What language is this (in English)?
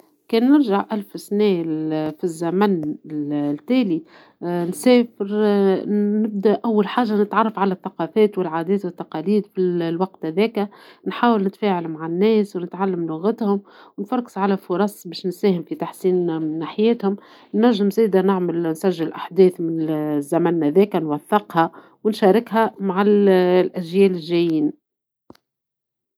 Tunisian Arabic